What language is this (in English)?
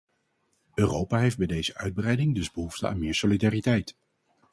Dutch